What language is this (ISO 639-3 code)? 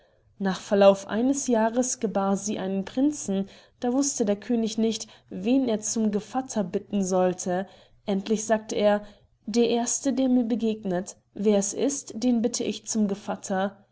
deu